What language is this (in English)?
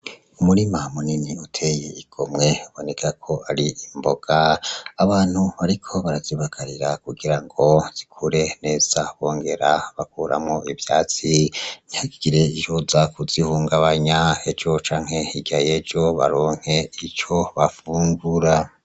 Rundi